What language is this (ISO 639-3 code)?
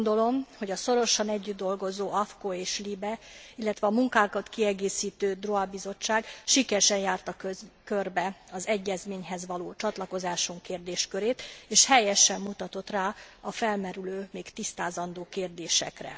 hun